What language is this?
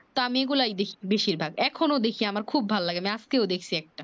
Bangla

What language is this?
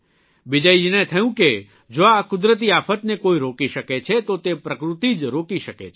Gujarati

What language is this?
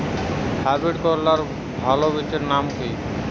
Bangla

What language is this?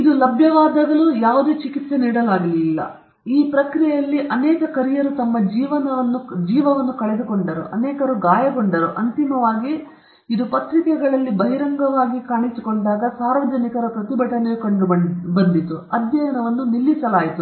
Kannada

